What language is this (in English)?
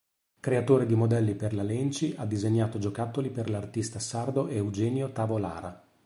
Italian